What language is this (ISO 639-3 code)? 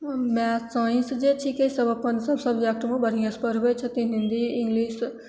mai